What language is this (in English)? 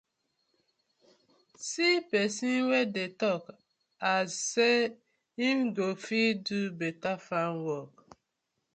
Nigerian Pidgin